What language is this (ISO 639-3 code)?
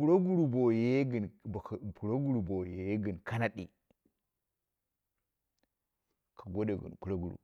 kna